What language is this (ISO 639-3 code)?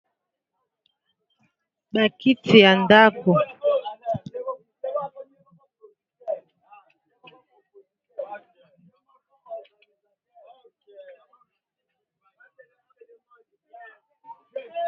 lin